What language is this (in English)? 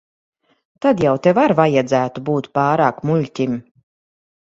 Latvian